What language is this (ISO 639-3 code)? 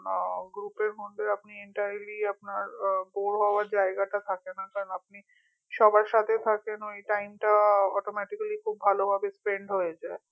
ben